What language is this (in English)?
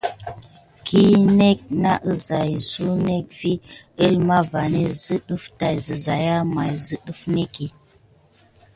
Gidar